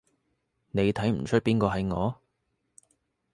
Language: Cantonese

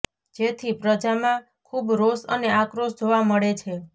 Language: Gujarati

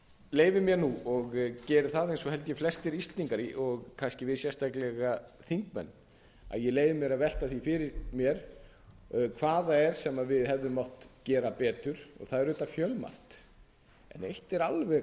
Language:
Icelandic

